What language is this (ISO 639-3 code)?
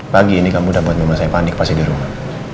ind